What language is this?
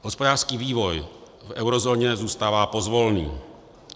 Czech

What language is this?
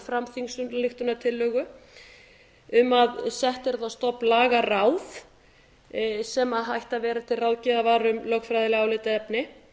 Icelandic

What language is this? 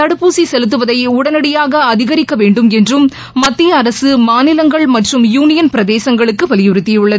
Tamil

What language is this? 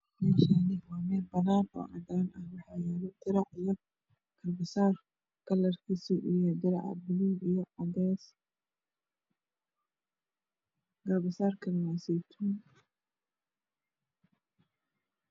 Somali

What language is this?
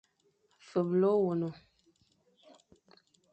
Fang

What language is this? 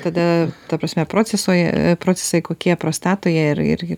Lithuanian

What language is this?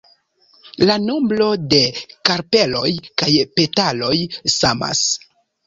Esperanto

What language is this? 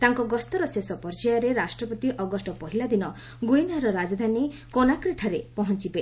Odia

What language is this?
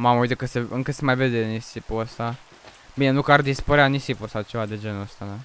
Romanian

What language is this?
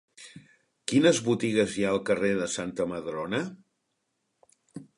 Catalan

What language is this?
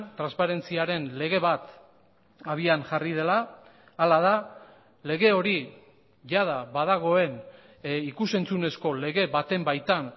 Basque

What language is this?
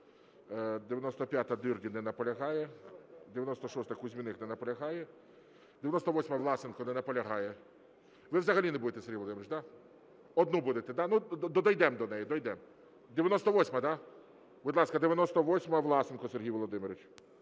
Ukrainian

